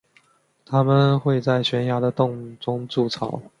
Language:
Chinese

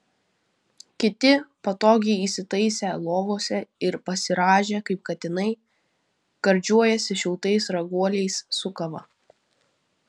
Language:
Lithuanian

